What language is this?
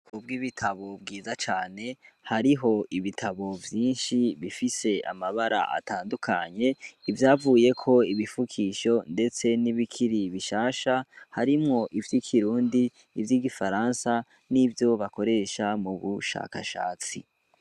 Rundi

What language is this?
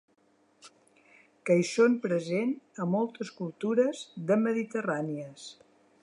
Catalan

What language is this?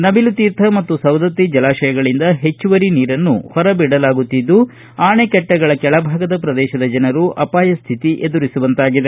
Kannada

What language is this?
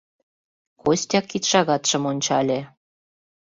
Mari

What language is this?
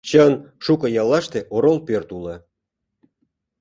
Mari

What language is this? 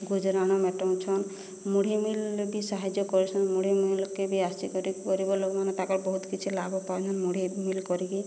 Odia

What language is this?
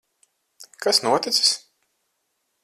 Latvian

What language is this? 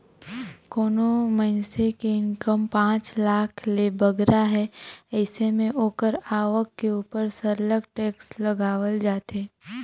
Chhattisgarhi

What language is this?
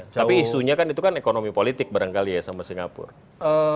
Indonesian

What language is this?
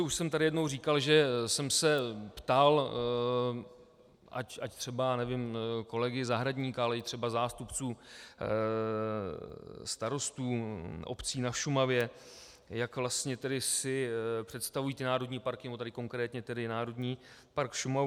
Czech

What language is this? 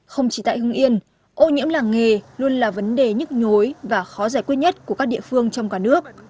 Vietnamese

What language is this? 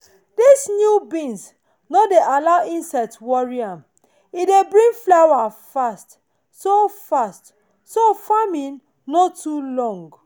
Nigerian Pidgin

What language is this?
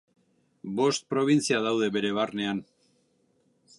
Basque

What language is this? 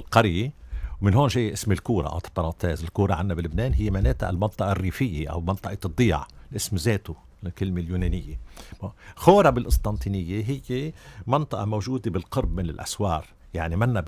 Arabic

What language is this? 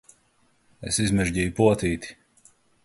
Latvian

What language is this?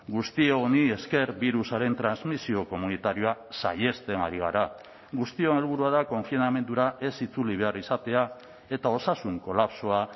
Basque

